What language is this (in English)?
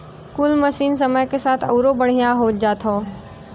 Bhojpuri